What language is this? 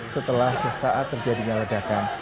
Indonesian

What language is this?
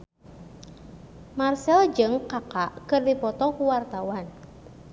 Sundanese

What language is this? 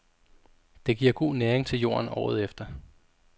Danish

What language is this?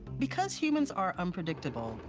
English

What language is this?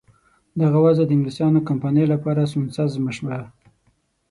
Pashto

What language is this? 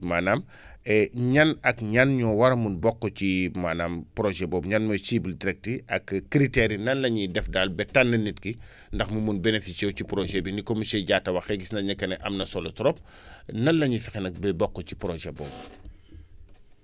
Wolof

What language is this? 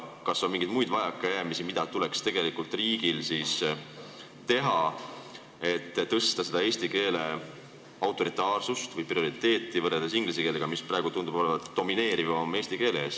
Estonian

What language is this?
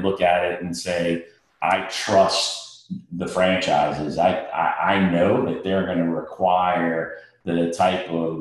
English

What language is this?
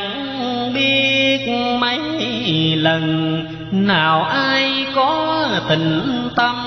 Vietnamese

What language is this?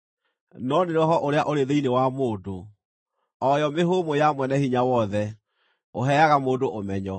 Kikuyu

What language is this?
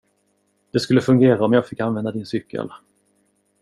Swedish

